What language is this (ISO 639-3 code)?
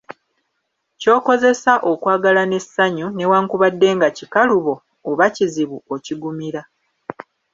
lug